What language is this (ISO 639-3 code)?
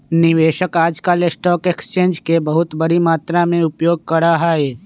mag